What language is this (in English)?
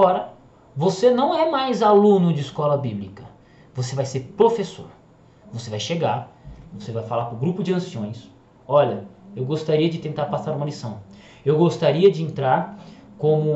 Portuguese